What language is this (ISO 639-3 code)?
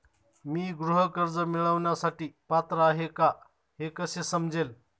mar